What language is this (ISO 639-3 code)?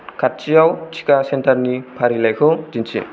brx